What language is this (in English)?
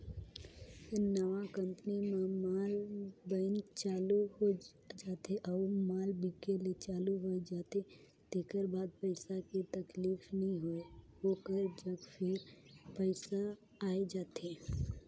Chhattisgarhi